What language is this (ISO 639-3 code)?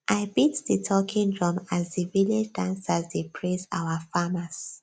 pcm